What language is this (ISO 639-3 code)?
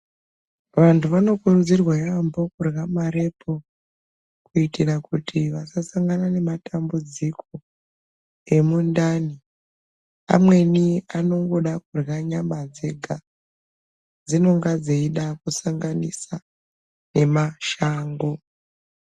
ndc